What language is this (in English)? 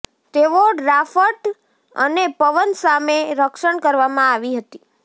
Gujarati